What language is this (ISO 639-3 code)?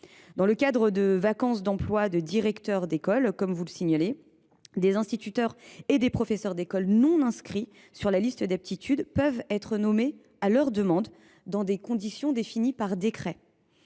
fra